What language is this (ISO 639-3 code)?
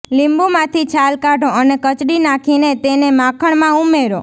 guj